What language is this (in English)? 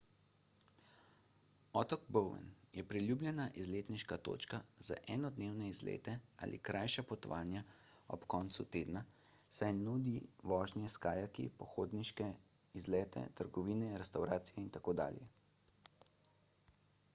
Slovenian